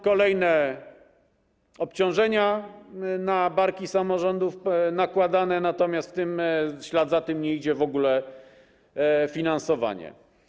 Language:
Polish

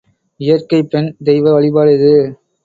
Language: Tamil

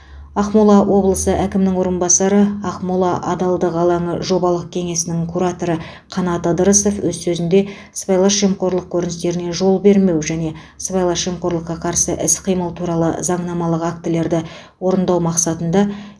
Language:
Kazakh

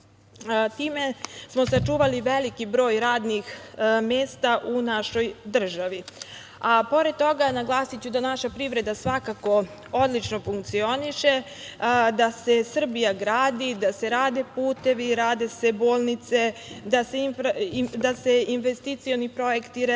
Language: Serbian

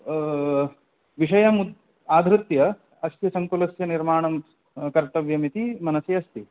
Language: Sanskrit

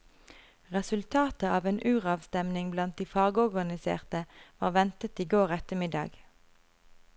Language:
Norwegian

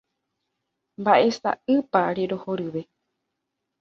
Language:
Guarani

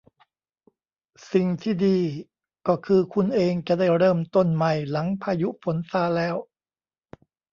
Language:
Thai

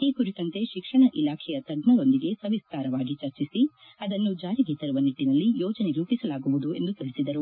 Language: Kannada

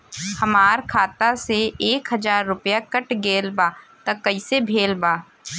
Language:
Bhojpuri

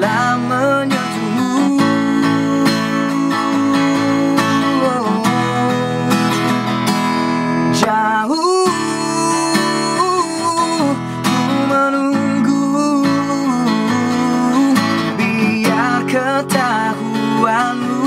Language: Malay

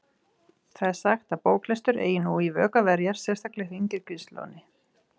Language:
Icelandic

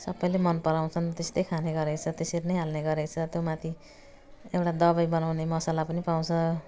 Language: Nepali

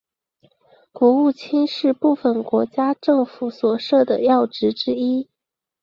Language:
Chinese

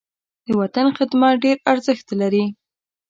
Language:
Pashto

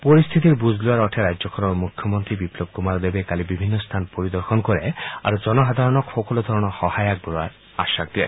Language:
Assamese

